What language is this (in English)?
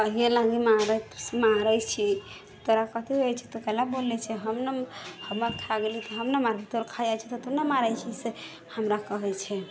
Maithili